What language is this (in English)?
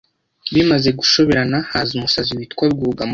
Kinyarwanda